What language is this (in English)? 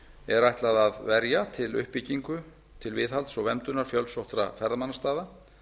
Icelandic